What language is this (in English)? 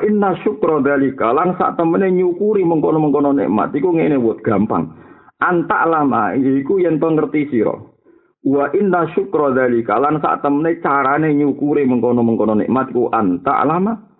Malay